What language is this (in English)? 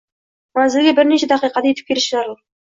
Uzbek